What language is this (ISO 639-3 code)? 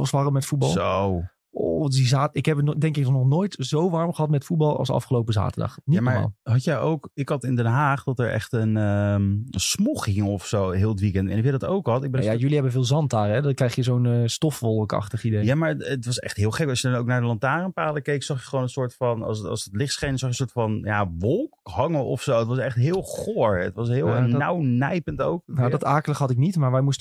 nld